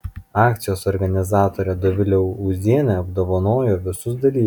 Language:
Lithuanian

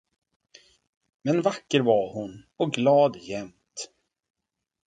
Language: Swedish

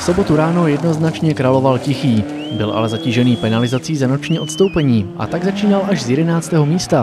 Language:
Czech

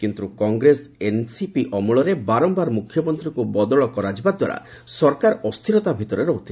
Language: Odia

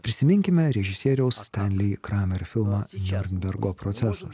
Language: Lithuanian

